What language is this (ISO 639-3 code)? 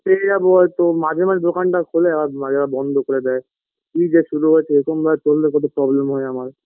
ben